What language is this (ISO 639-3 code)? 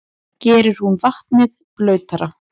isl